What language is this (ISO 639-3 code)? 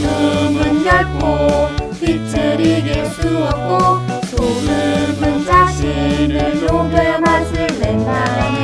nld